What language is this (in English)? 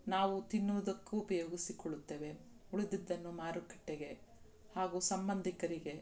Kannada